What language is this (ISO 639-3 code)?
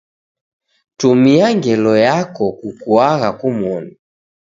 dav